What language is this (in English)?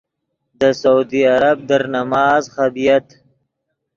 Yidgha